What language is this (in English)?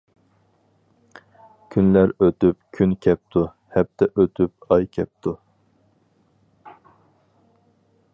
Uyghur